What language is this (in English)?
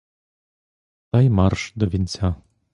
Ukrainian